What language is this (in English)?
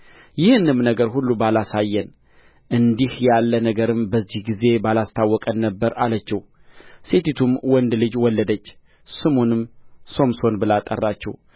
Amharic